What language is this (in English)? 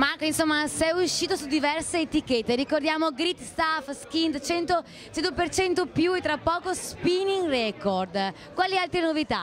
Italian